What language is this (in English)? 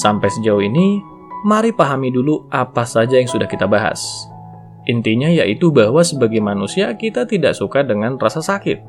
Indonesian